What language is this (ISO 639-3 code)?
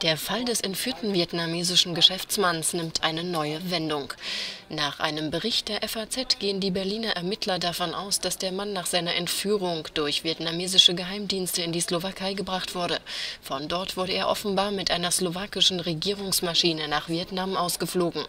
deu